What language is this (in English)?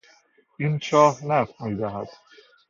Persian